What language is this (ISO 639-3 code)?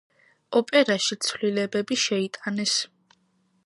kat